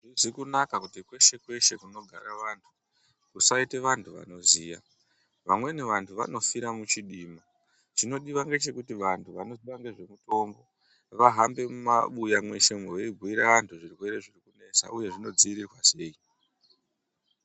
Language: Ndau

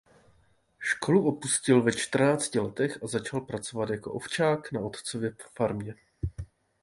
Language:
Czech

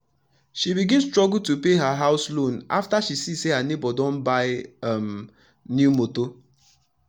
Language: Nigerian Pidgin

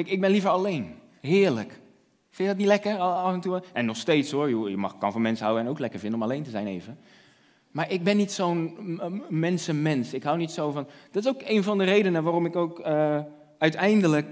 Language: Dutch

